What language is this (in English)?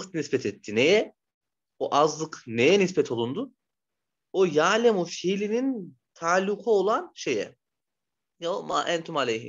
Turkish